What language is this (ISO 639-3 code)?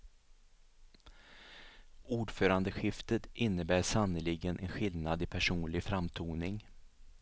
swe